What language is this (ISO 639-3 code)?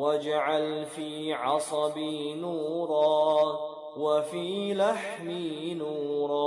ara